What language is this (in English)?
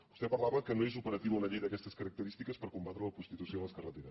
Catalan